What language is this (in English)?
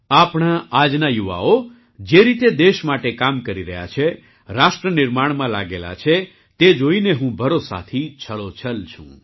Gujarati